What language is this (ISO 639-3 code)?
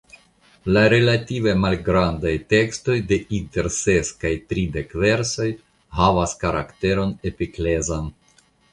epo